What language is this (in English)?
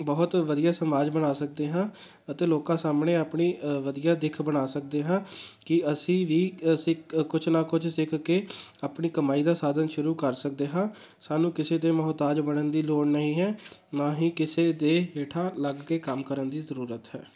Punjabi